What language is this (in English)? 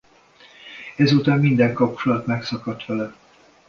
Hungarian